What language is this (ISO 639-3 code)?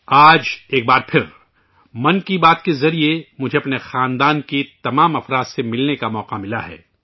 urd